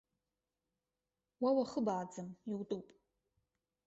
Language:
Abkhazian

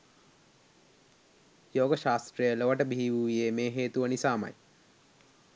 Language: Sinhala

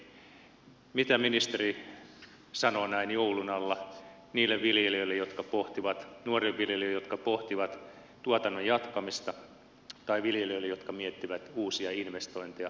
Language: Finnish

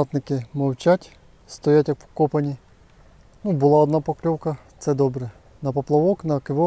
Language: Ukrainian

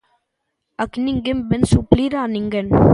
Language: Galician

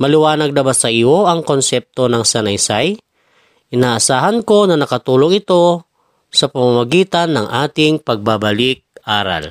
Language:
Filipino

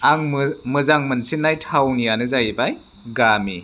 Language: Bodo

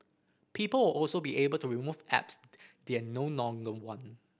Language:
English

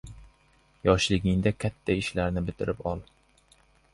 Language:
Uzbek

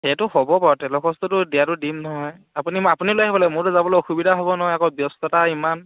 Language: Assamese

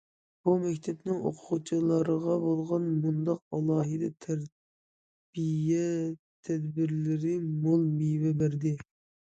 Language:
Uyghur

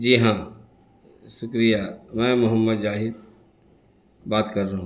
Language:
Urdu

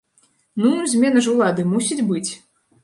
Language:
Belarusian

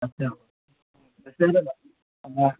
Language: Hindi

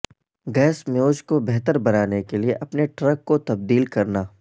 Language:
Urdu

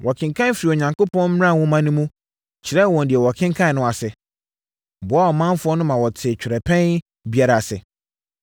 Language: Akan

